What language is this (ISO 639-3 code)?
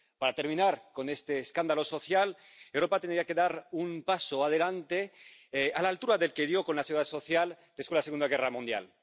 spa